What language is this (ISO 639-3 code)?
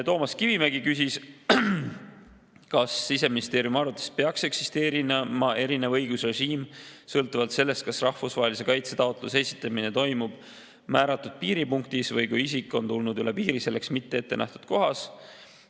est